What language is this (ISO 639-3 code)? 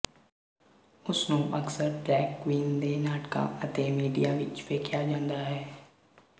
pan